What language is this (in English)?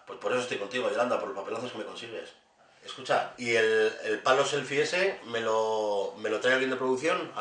Spanish